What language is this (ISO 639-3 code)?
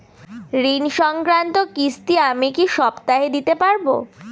ben